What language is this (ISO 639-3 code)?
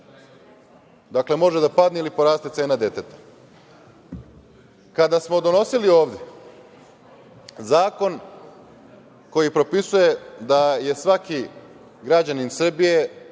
srp